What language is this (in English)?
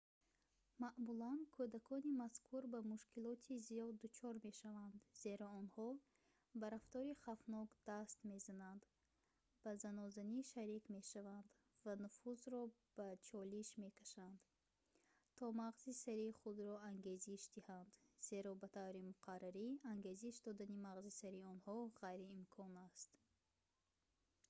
Tajik